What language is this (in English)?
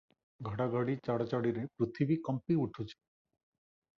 Odia